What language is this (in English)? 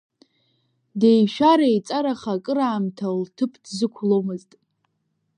Abkhazian